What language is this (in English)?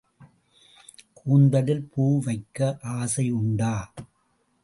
Tamil